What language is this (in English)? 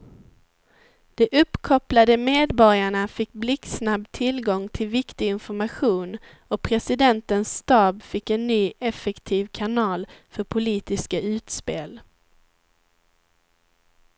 Swedish